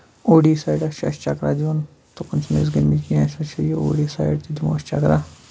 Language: Kashmiri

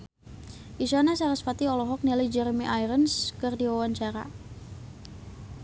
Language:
Sundanese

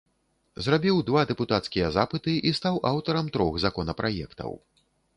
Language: Belarusian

